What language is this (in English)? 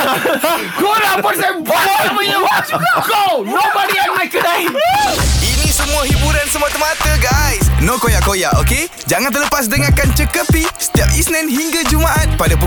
Malay